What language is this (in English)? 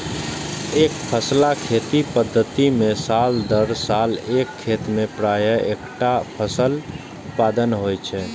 Maithili